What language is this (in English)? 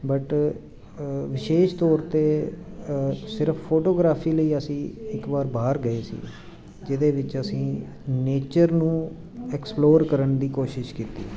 Punjabi